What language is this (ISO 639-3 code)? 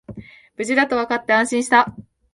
jpn